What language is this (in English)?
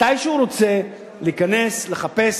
Hebrew